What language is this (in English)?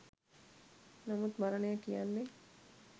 Sinhala